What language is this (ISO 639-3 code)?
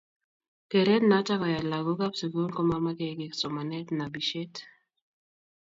kln